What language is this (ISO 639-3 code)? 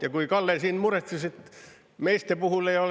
est